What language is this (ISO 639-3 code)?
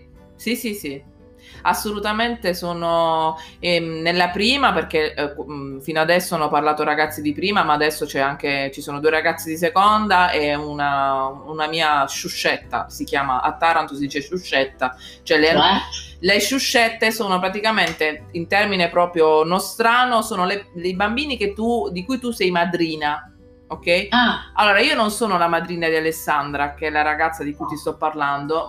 ita